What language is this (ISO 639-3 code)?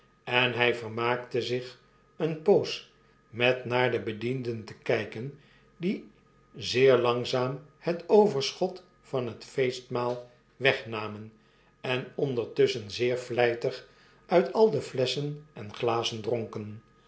nld